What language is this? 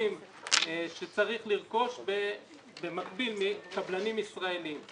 Hebrew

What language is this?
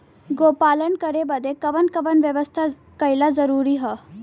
Bhojpuri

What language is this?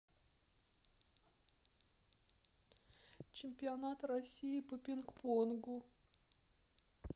Russian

